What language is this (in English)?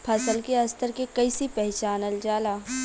Bhojpuri